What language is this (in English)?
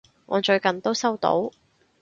Cantonese